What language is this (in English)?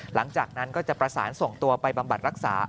Thai